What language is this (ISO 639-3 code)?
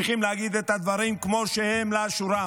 heb